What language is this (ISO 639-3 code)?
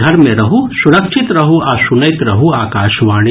mai